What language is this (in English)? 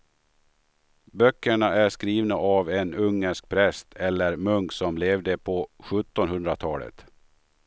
Swedish